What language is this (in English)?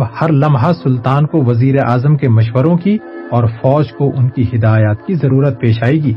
Urdu